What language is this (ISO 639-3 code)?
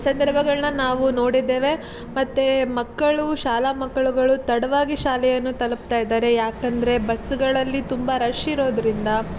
kan